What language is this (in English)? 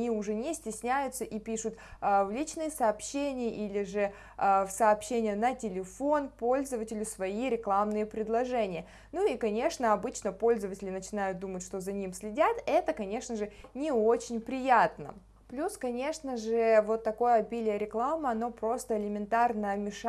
Russian